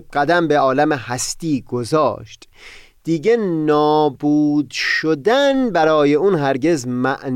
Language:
Persian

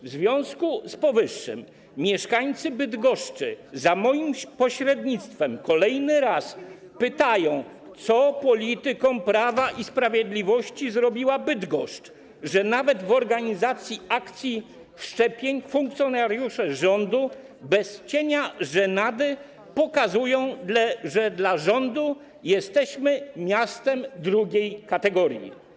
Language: Polish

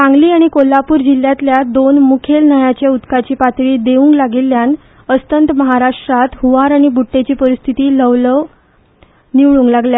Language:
Konkani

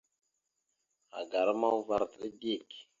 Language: Mada (Cameroon)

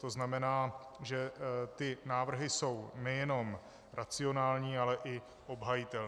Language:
Czech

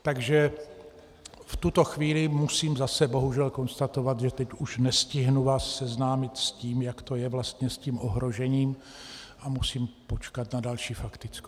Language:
Czech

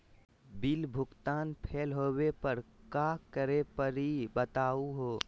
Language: Magahi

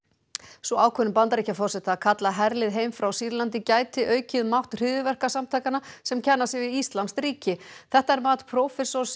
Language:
Icelandic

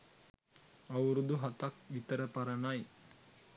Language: Sinhala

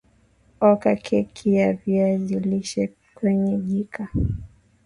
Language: Swahili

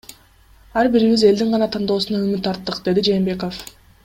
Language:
Kyrgyz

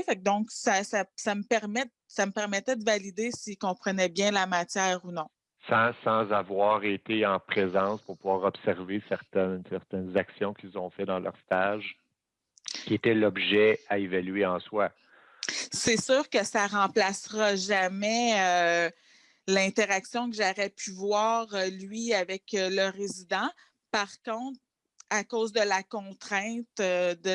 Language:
French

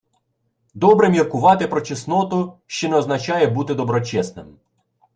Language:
Ukrainian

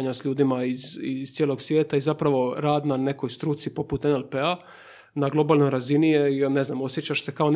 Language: Croatian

